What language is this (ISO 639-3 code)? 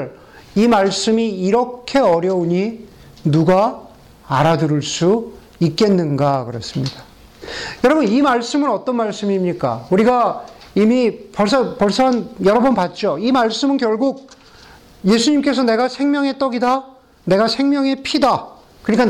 kor